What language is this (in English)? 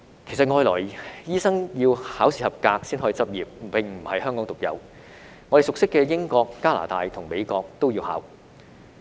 Cantonese